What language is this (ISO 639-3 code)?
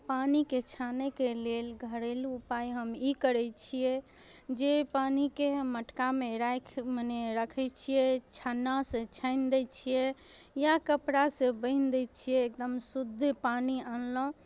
mai